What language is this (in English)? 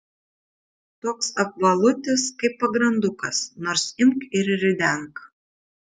Lithuanian